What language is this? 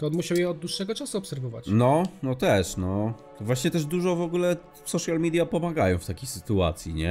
Polish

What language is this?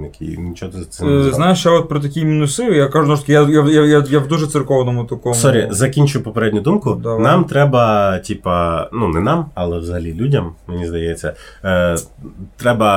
Ukrainian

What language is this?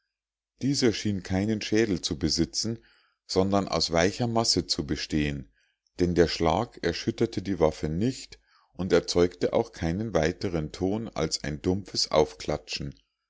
German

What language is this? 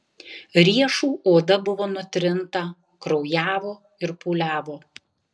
Lithuanian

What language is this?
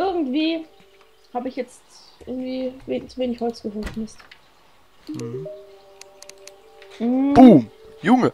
German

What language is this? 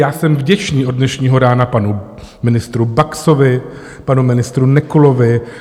Czech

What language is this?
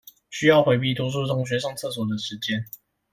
Chinese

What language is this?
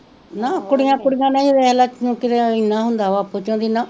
Punjabi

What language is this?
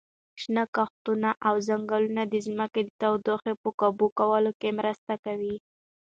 Pashto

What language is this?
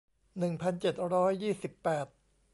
Thai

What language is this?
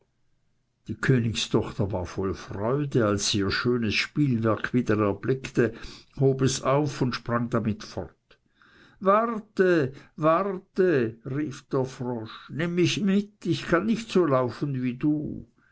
German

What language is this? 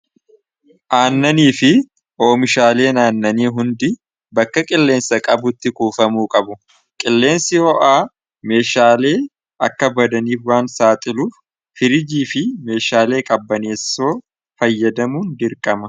Oromo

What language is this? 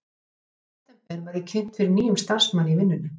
Icelandic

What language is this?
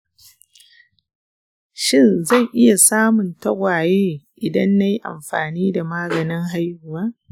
Hausa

